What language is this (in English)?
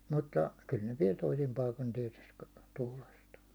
Finnish